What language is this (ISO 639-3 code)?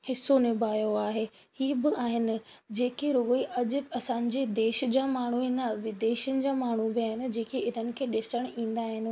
snd